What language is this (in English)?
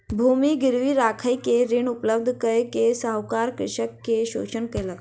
Maithili